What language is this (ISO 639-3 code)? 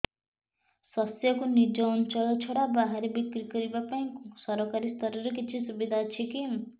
ori